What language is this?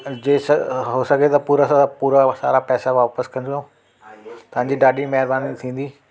Sindhi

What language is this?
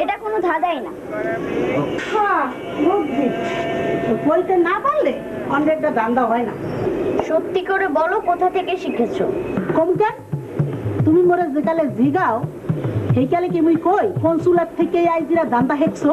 Hindi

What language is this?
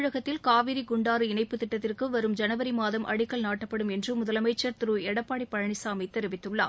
Tamil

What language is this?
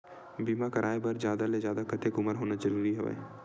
Chhattisgarhi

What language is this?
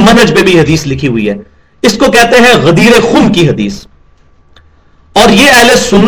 Urdu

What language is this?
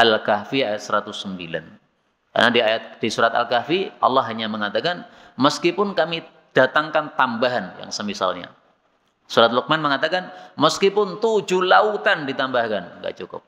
Indonesian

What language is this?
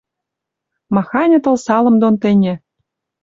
Western Mari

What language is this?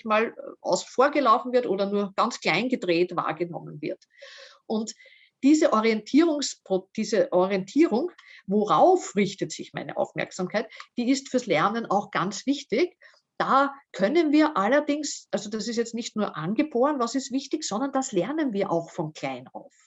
German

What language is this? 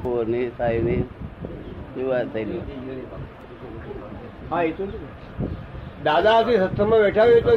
Gujarati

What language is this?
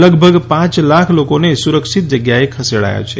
Gujarati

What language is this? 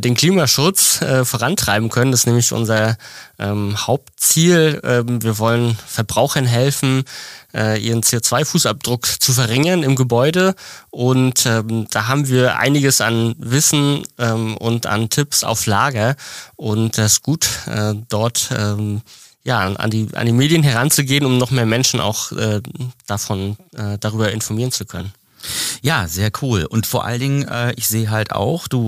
German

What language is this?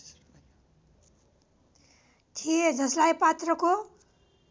Nepali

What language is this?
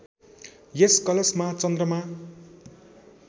Nepali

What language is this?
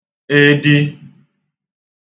Igbo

